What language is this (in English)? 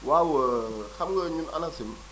Wolof